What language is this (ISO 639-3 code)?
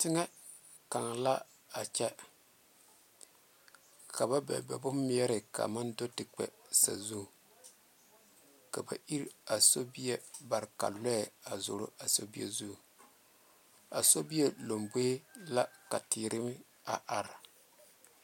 dga